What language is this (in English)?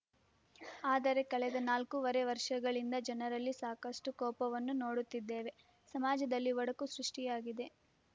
Kannada